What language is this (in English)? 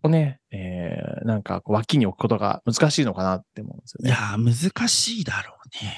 Japanese